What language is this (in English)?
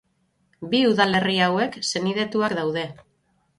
Basque